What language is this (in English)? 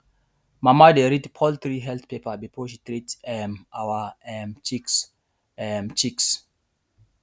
Nigerian Pidgin